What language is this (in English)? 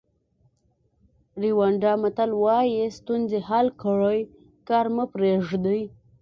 Pashto